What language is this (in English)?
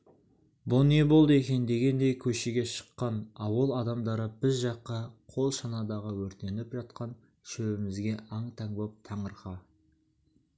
Kazakh